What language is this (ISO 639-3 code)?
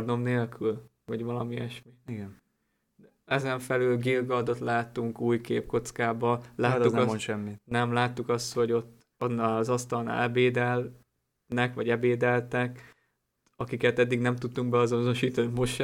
hun